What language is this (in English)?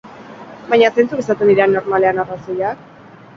Basque